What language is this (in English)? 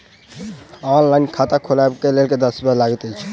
Maithili